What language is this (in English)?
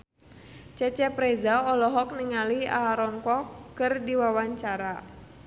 Sundanese